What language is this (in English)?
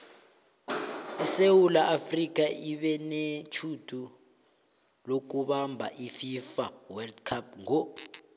South Ndebele